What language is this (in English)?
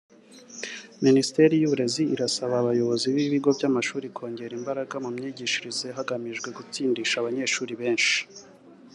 Kinyarwanda